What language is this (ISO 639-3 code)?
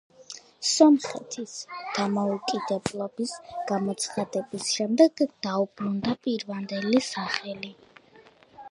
kat